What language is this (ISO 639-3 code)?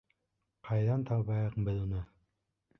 bak